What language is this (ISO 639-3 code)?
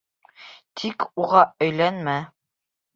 bak